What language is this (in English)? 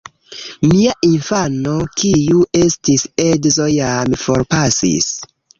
Esperanto